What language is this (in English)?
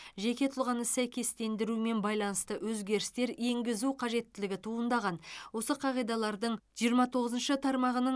Kazakh